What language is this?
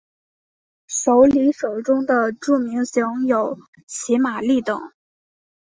Chinese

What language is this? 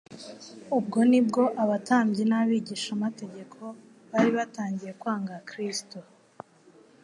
Kinyarwanda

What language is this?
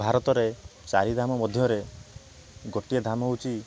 Odia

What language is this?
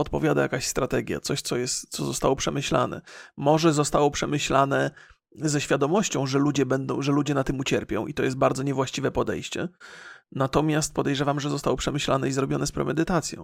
Polish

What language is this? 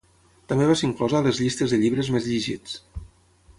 Catalan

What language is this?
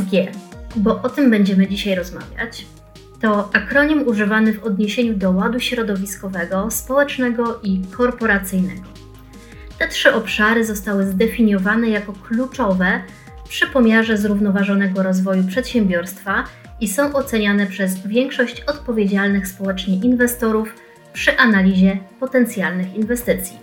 Polish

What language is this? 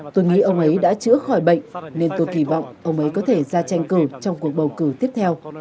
Vietnamese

